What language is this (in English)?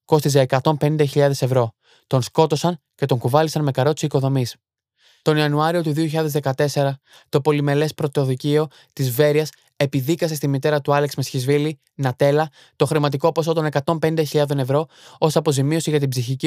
Greek